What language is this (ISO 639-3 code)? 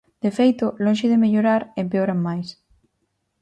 glg